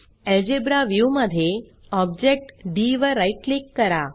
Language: Marathi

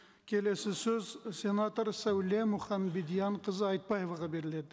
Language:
Kazakh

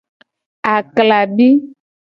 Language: Gen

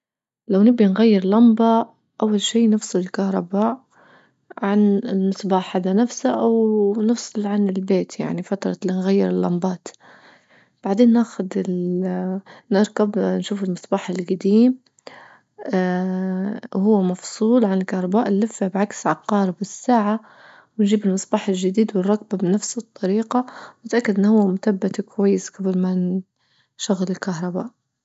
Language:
Libyan Arabic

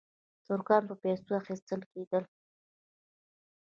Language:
Pashto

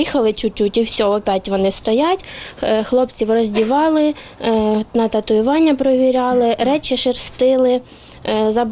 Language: Ukrainian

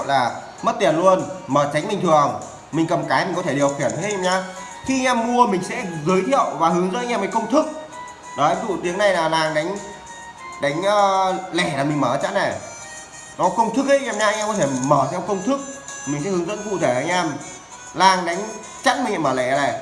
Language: Vietnamese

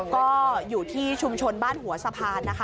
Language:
Thai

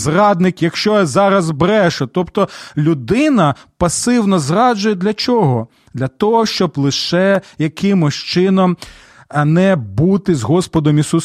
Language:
Ukrainian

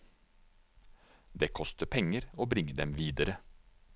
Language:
Norwegian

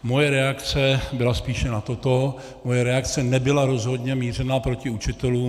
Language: Czech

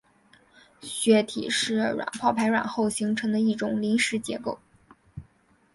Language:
Chinese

